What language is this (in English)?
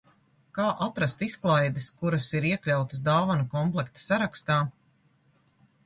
Latvian